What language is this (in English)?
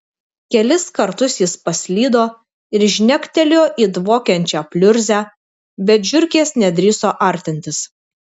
Lithuanian